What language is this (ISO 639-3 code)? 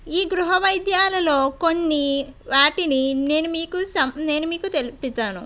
tel